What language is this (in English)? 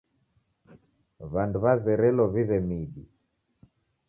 Taita